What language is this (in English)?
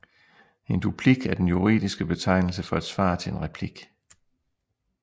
Danish